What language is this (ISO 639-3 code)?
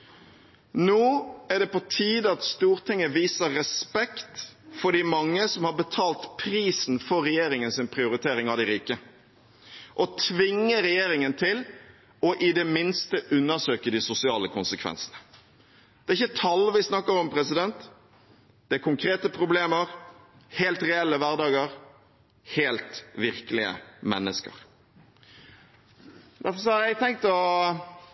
nob